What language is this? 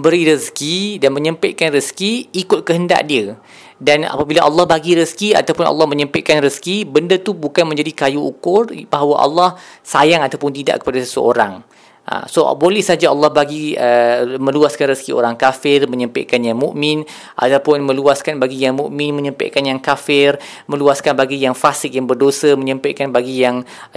Malay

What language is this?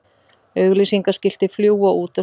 Icelandic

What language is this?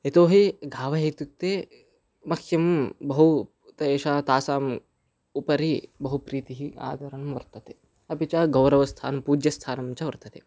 Sanskrit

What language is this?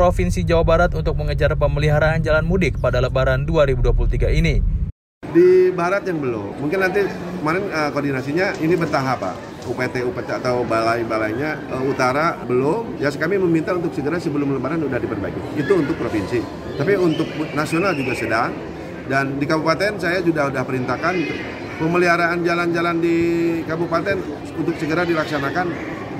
Indonesian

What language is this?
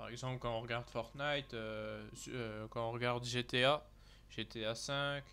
French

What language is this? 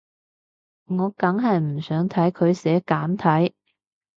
Cantonese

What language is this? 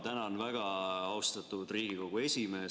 Estonian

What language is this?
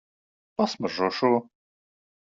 Latvian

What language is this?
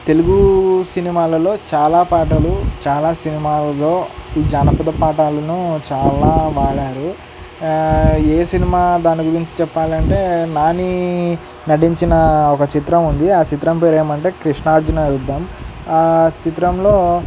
Telugu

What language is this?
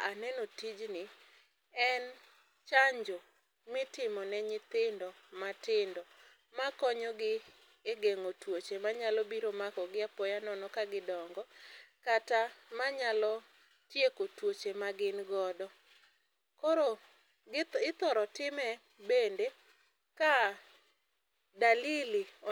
Luo (Kenya and Tanzania)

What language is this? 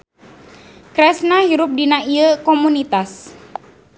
Sundanese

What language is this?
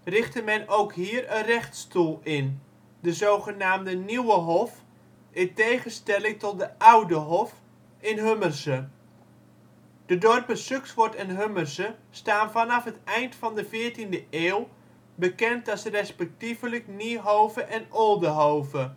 Dutch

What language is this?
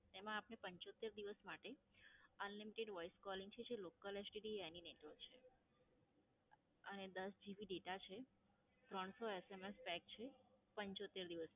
Gujarati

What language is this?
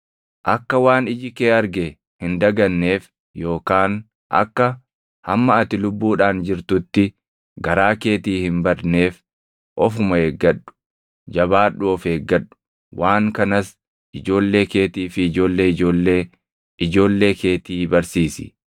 Oromo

